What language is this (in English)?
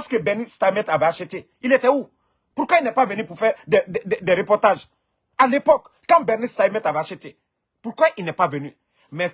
French